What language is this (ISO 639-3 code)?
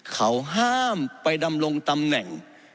tha